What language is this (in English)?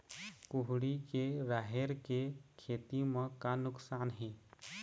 Chhattisgarhi